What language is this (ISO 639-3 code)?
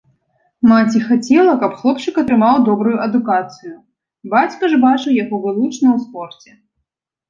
bel